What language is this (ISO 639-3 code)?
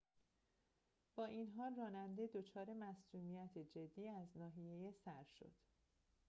fas